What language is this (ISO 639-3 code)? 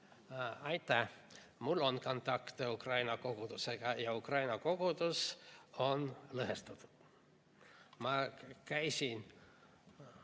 est